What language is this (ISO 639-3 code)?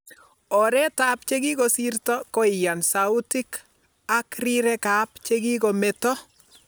kln